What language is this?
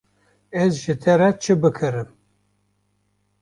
Kurdish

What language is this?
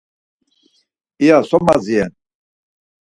Laz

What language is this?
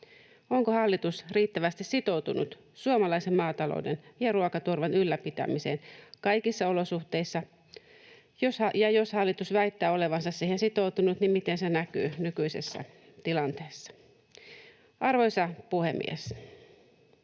Finnish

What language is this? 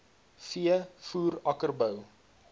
Afrikaans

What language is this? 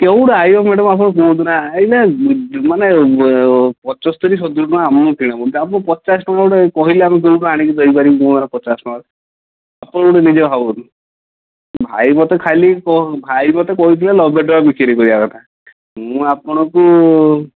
Odia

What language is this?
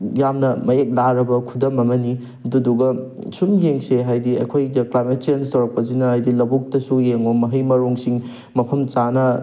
Manipuri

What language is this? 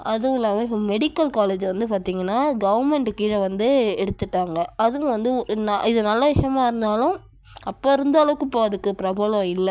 Tamil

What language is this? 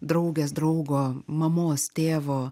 Lithuanian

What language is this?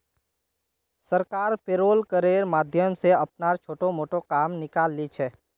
Magahi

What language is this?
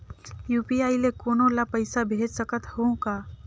Chhattisgarhi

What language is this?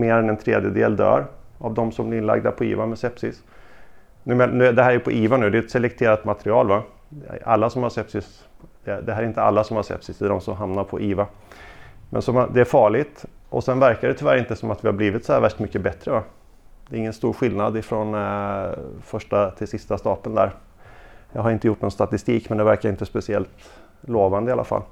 Swedish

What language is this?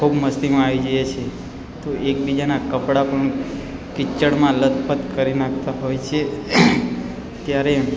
Gujarati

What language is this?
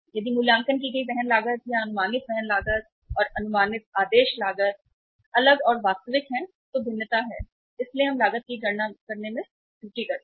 Hindi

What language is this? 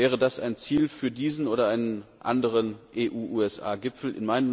German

